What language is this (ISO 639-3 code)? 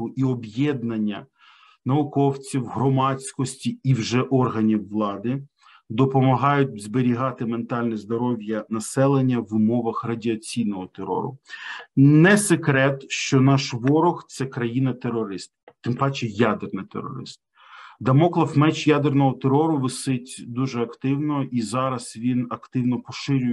ukr